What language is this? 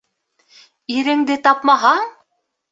Bashkir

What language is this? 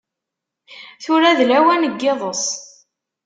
Kabyle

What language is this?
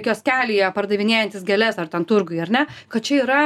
Lithuanian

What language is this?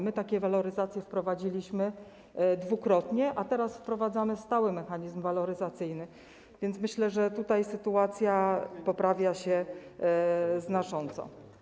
Polish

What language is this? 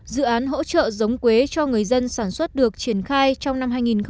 Vietnamese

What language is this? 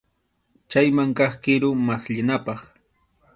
Arequipa-La Unión Quechua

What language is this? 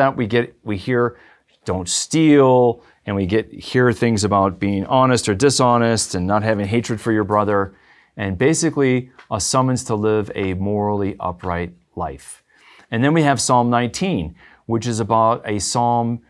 English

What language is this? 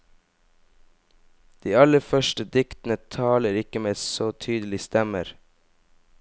Norwegian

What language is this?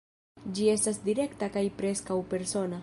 Esperanto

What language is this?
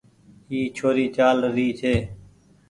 Goaria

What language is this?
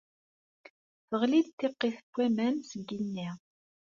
Kabyle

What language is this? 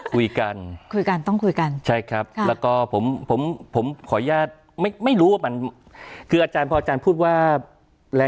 Thai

